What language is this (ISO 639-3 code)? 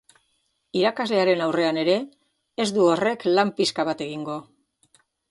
eus